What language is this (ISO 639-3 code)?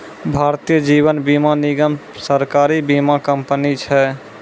mai